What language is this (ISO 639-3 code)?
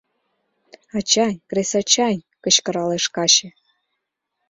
chm